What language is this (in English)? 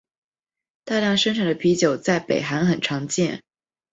Chinese